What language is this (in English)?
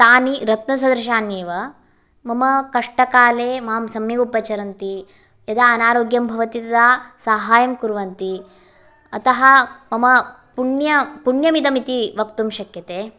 Sanskrit